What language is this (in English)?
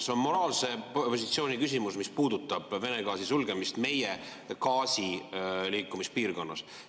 Estonian